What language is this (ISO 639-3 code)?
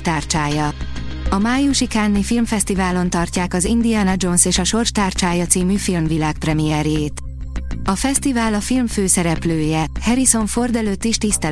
hun